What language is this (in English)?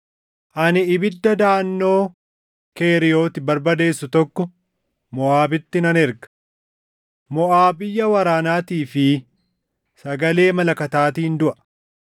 Oromo